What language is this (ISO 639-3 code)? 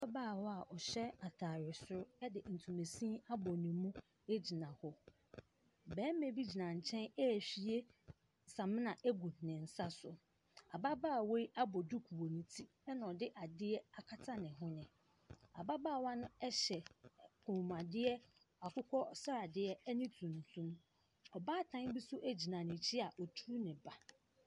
aka